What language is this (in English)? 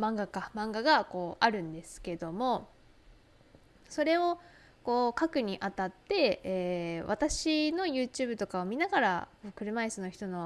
Japanese